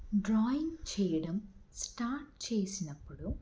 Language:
Telugu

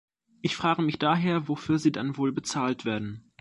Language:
German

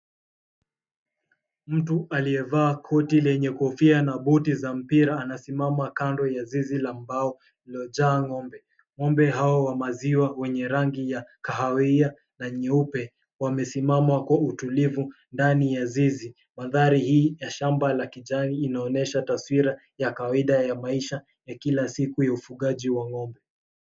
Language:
Swahili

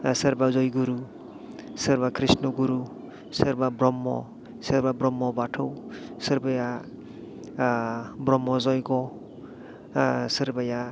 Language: Bodo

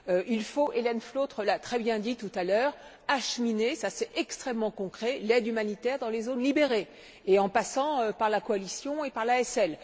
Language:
French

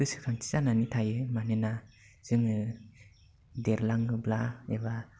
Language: Bodo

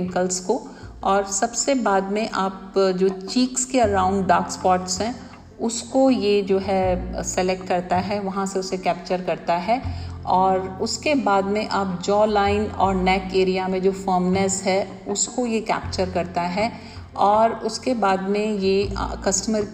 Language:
Hindi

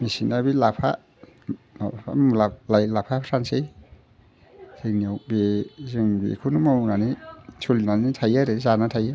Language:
Bodo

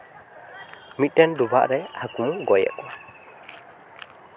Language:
Santali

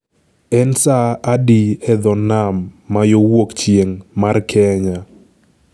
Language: Luo (Kenya and Tanzania)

